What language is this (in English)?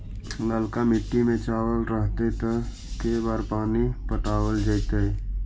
Magahi